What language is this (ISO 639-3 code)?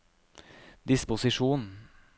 nor